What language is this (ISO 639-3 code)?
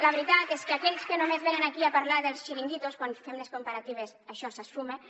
cat